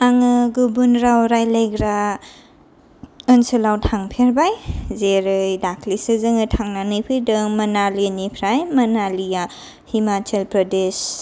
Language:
Bodo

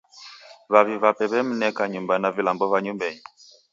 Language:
Taita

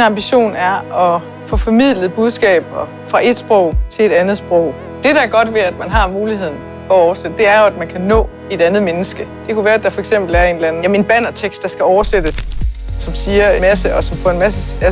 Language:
Danish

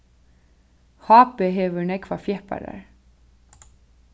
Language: Faroese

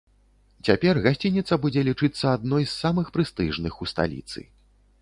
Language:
Belarusian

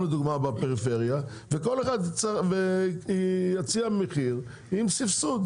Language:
Hebrew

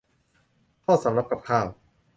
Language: Thai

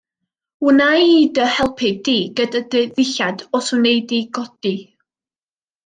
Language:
Welsh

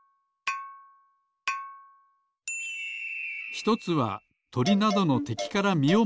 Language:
Japanese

